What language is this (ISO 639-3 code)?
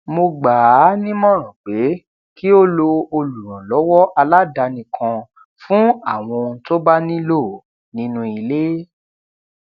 yor